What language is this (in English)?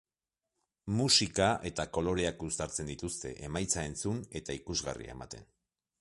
Basque